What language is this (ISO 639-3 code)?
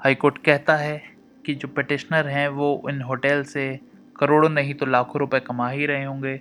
hin